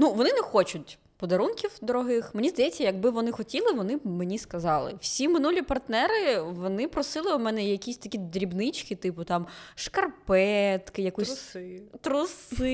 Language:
Ukrainian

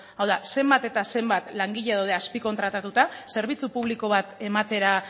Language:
Basque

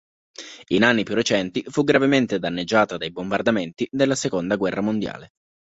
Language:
Italian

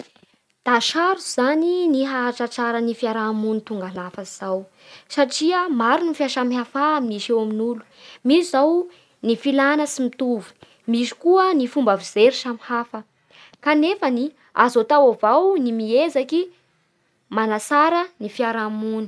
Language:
Bara Malagasy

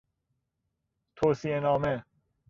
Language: Persian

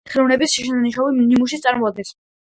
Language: Georgian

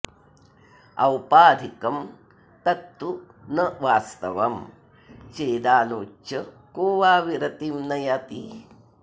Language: Sanskrit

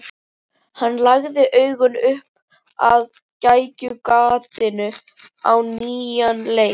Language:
Icelandic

